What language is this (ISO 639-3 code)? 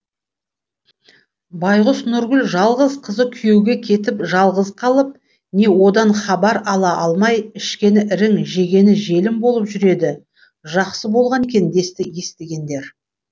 kaz